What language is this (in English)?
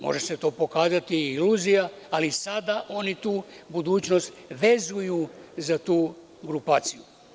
Serbian